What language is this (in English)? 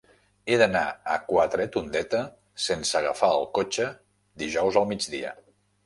Catalan